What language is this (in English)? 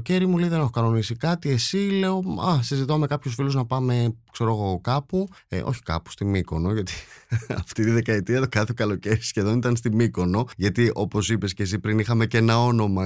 Greek